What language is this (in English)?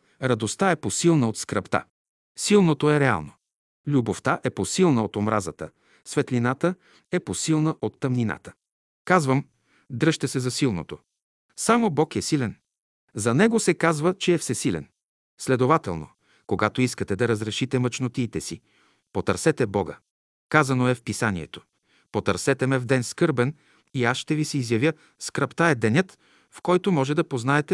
Bulgarian